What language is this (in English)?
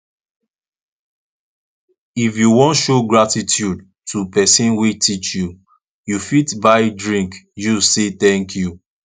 Nigerian Pidgin